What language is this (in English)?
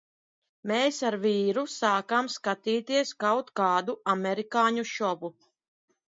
Latvian